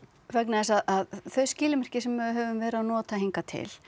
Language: Icelandic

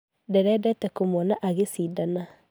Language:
Kikuyu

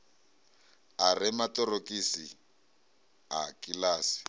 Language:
Venda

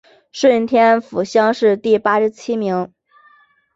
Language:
Chinese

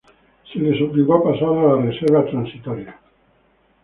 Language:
Spanish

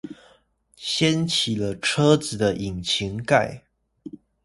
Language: Chinese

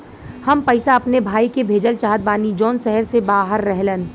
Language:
Bhojpuri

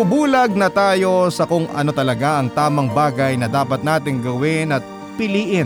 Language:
Filipino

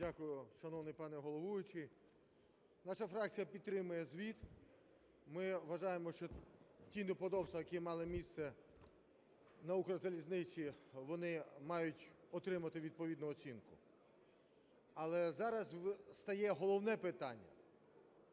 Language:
Ukrainian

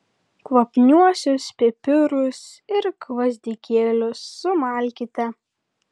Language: Lithuanian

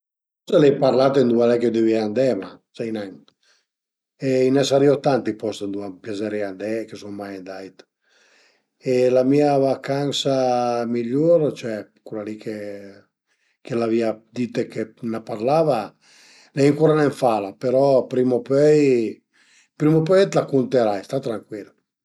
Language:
Piedmontese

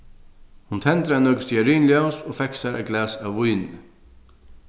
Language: Faroese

